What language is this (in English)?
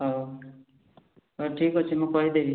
Odia